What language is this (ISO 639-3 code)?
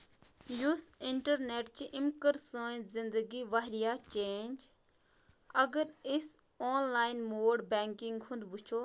kas